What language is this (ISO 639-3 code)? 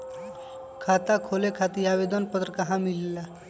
mag